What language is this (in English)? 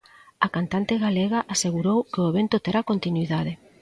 Galician